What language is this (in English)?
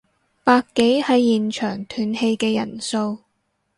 Cantonese